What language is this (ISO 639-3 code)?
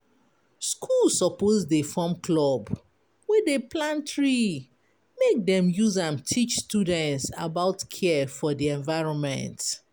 pcm